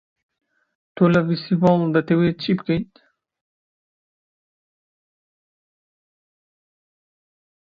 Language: Central Kurdish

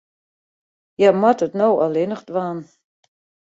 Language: Western Frisian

